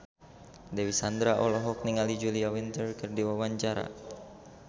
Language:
Sundanese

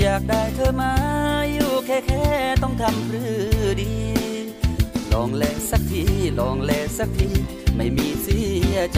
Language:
Thai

